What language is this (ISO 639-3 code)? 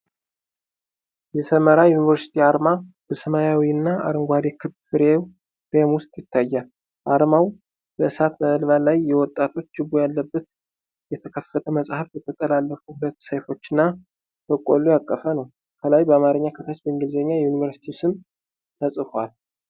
amh